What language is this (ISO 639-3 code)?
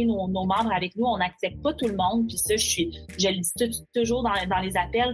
fra